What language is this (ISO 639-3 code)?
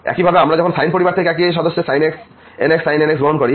ben